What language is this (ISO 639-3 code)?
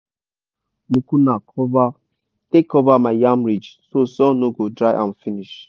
pcm